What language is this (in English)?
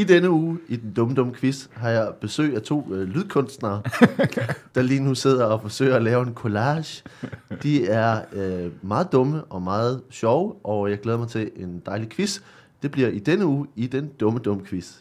Danish